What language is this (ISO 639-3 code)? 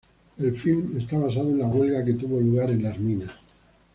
spa